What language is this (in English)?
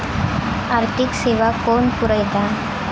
Marathi